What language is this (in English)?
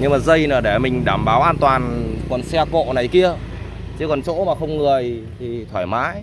Vietnamese